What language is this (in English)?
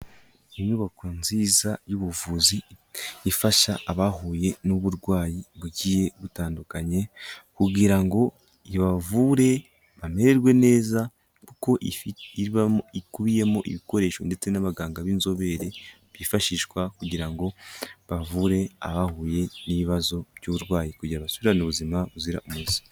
Kinyarwanda